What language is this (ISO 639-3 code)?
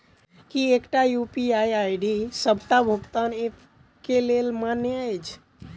mai